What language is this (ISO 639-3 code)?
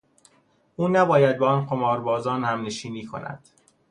fas